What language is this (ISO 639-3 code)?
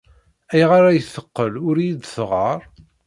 kab